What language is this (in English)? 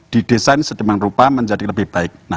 Indonesian